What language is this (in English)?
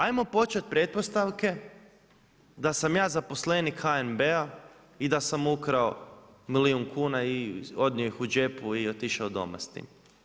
Croatian